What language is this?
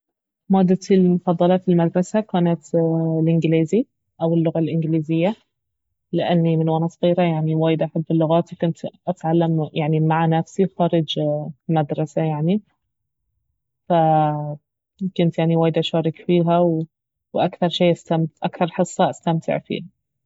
Baharna Arabic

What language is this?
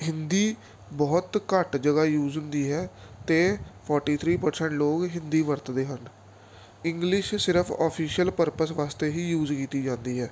Punjabi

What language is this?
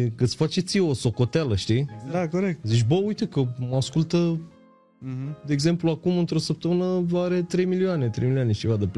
Romanian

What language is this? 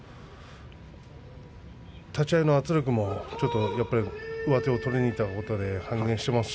Japanese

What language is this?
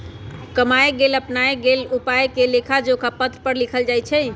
Magahi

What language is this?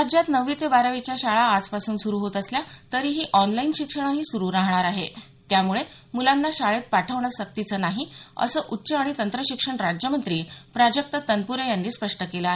Marathi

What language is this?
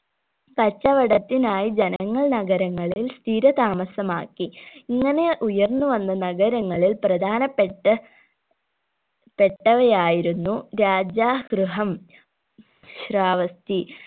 Malayalam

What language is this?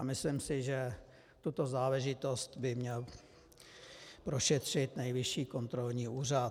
Czech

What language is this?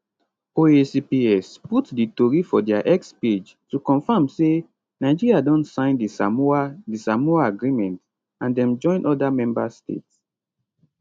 Nigerian Pidgin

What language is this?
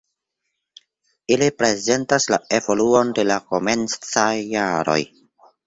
Esperanto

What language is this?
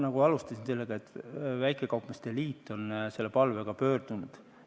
Estonian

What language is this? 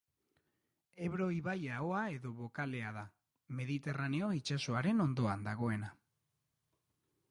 Basque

